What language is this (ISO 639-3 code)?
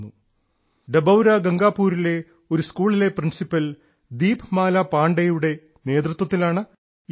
mal